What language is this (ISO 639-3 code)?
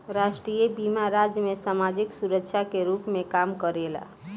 bho